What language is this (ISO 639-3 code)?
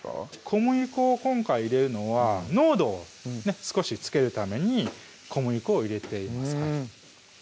jpn